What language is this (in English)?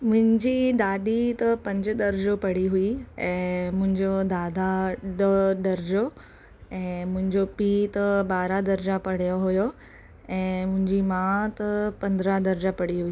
Sindhi